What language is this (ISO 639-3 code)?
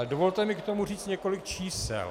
ces